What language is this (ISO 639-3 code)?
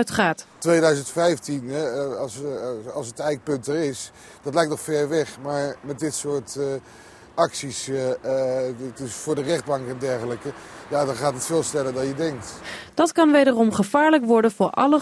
nld